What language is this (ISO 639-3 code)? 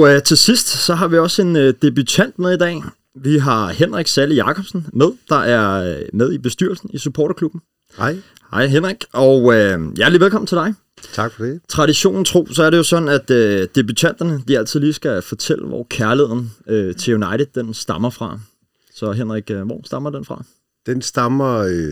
dan